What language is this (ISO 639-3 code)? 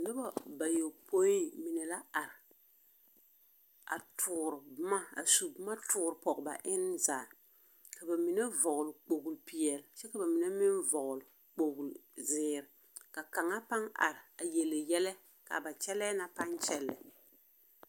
dga